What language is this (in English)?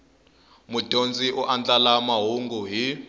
Tsonga